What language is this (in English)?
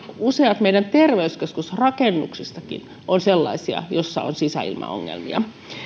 Finnish